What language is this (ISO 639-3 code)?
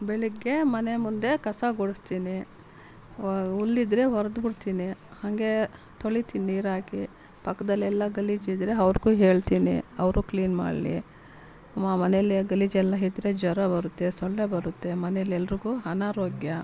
kan